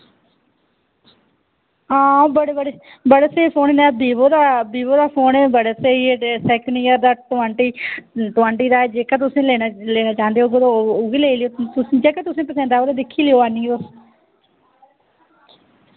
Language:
Dogri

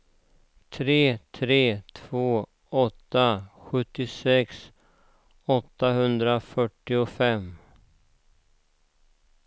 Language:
Swedish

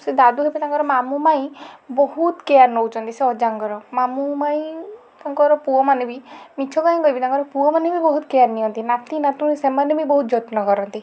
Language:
Odia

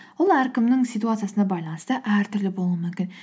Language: Kazakh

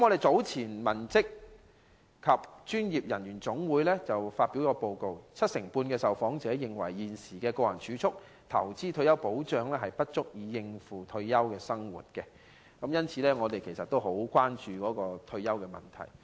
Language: Cantonese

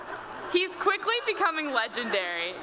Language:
English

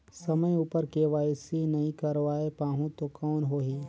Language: Chhattisgarhi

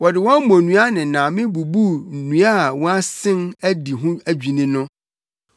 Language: Akan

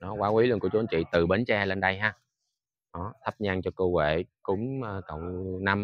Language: Vietnamese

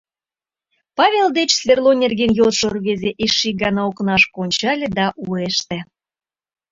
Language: Mari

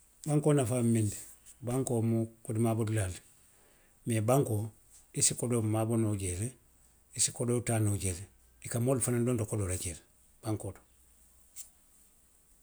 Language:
Western Maninkakan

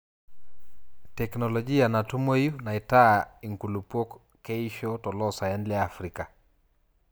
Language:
Masai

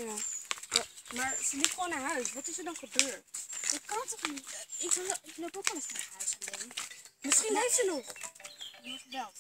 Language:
Dutch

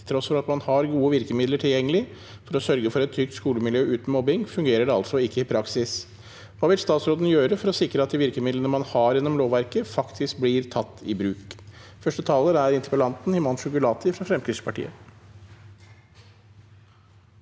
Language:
Norwegian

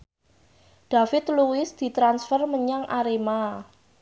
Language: Javanese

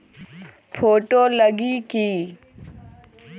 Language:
Magahi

